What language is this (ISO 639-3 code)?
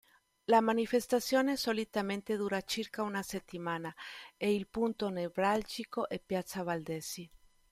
ita